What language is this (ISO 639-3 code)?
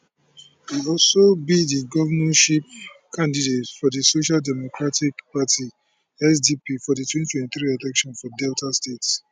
pcm